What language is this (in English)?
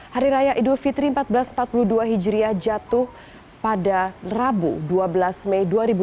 Indonesian